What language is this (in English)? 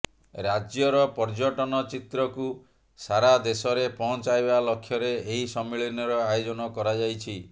Odia